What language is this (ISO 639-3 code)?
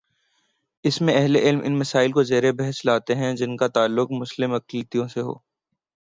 urd